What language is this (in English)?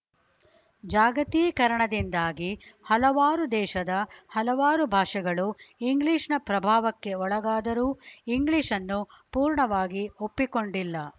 Kannada